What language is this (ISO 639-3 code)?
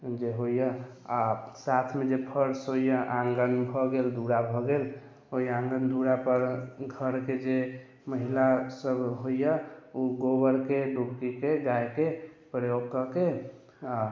mai